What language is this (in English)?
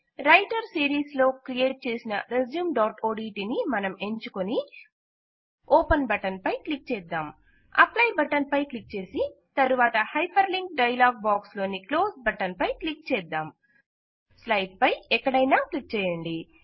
Telugu